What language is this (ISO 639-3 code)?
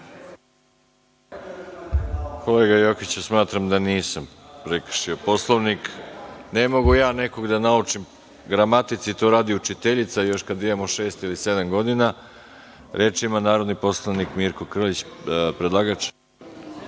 srp